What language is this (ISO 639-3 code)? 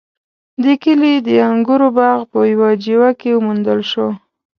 pus